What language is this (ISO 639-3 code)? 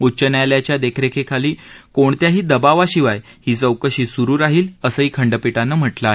mar